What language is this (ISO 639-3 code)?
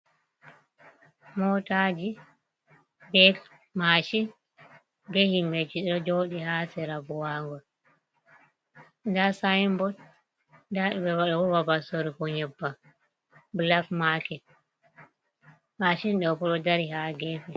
ful